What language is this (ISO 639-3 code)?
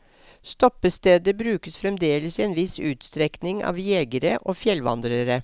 nor